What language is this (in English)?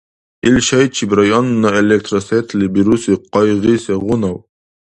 Dargwa